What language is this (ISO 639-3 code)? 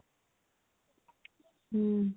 ori